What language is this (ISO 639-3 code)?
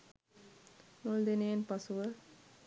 sin